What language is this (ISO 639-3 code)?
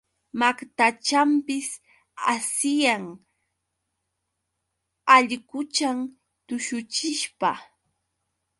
qux